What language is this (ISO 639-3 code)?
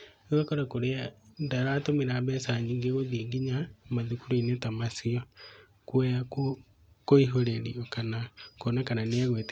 kik